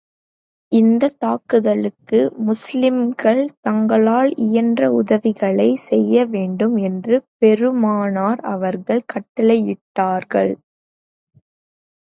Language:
Tamil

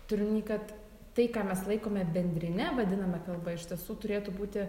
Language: Lithuanian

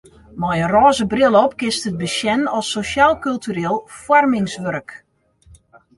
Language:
Western Frisian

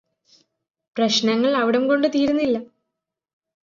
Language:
Malayalam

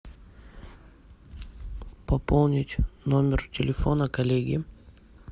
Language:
Russian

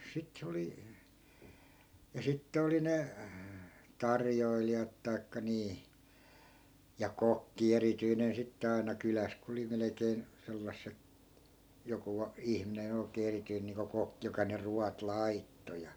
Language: Finnish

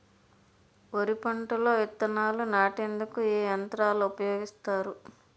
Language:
Telugu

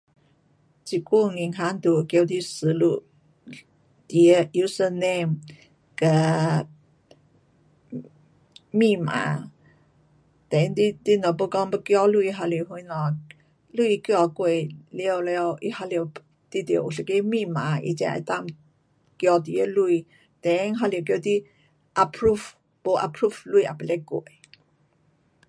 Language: Pu-Xian Chinese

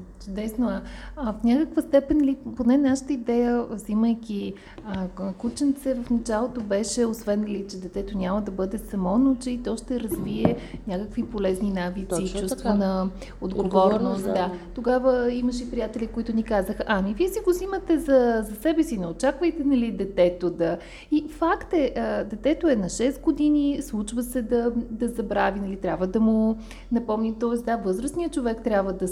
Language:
Bulgarian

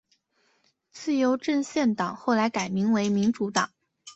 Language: Chinese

